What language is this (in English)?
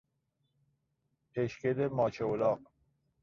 Persian